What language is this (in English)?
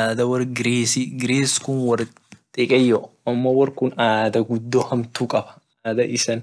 Orma